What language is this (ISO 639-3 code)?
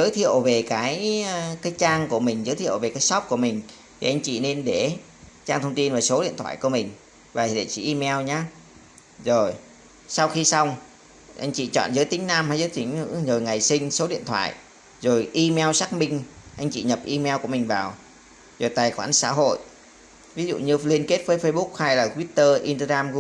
vie